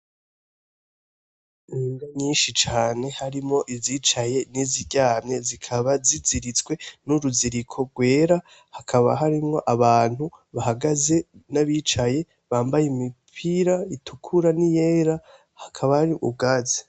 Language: Rundi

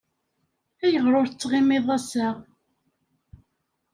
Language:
Kabyle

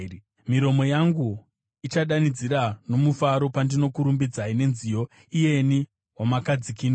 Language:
Shona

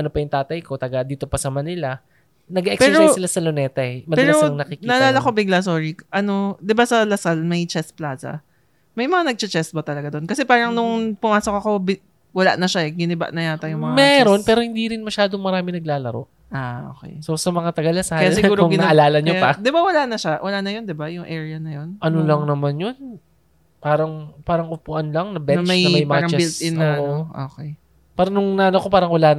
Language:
Filipino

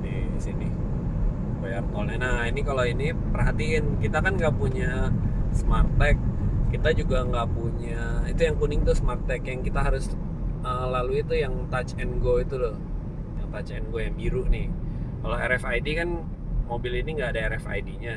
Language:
Indonesian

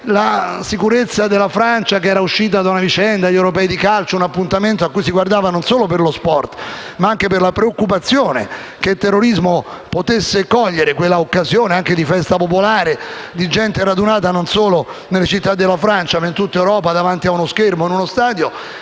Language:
Italian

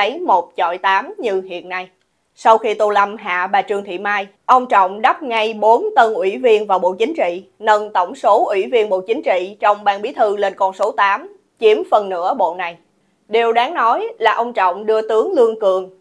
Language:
Vietnamese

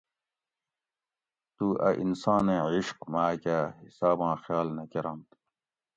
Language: Gawri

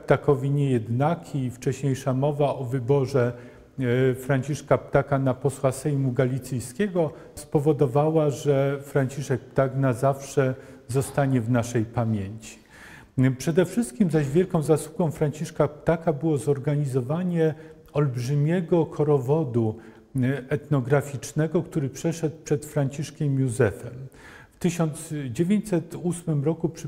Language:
Polish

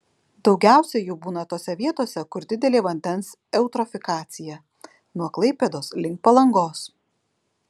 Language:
Lithuanian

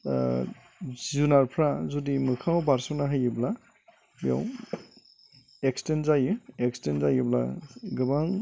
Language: Bodo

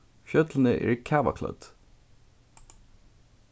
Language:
Faroese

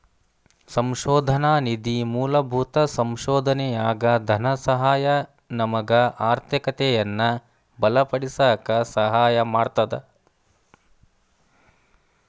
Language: Kannada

